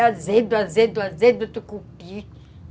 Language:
Portuguese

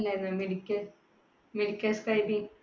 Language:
Malayalam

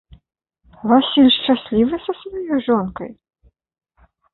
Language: Belarusian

